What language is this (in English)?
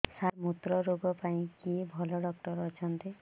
Odia